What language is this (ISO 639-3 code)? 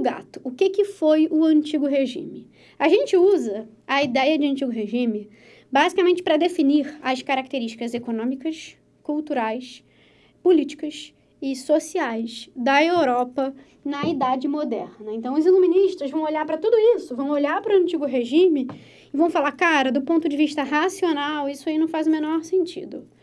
por